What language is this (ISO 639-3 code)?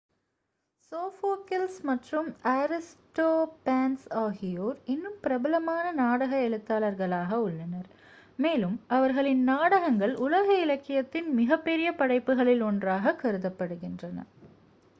tam